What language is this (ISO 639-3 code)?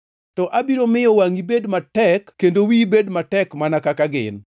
luo